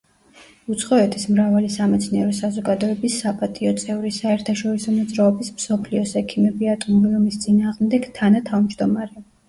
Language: Georgian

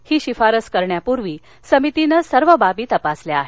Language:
Marathi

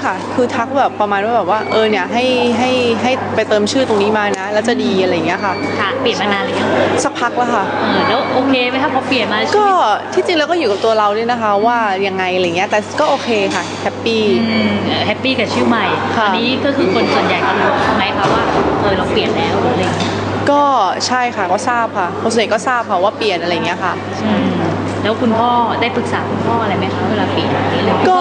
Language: Thai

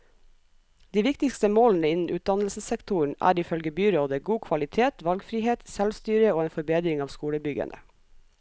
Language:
Norwegian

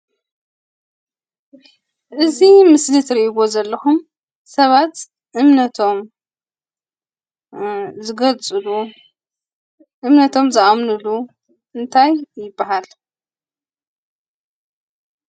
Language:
Tigrinya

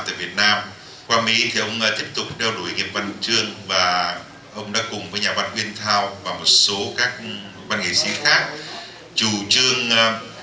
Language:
Vietnamese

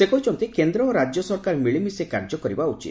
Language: Odia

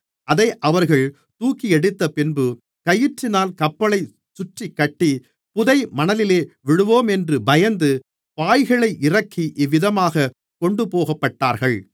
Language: Tamil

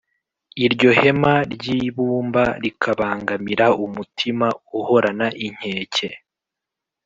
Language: Kinyarwanda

